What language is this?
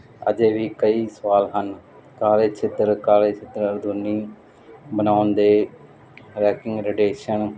Punjabi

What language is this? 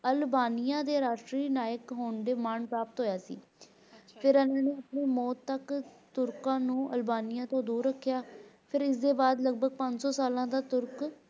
Punjabi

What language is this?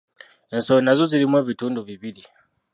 Ganda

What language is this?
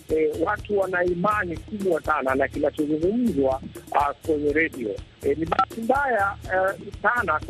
Swahili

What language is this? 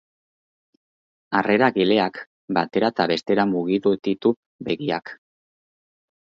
Basque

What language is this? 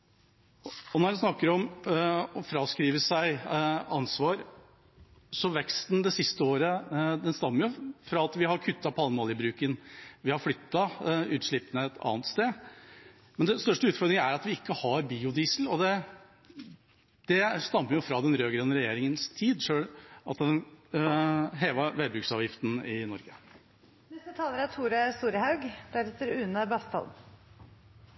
Norwegian Bokmål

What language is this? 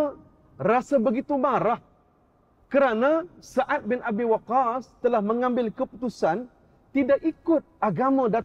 Malay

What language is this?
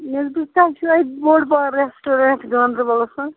Kashmiri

